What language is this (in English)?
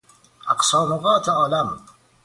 Persian